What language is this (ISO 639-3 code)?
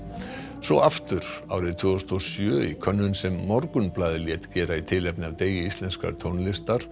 isl